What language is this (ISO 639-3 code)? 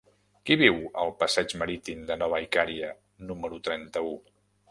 cat